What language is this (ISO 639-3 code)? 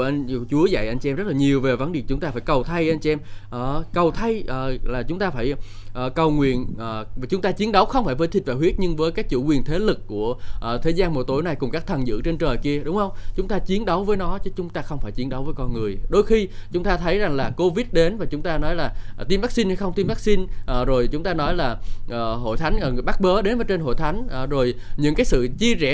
vie